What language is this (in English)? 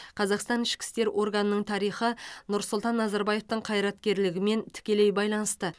Kazakh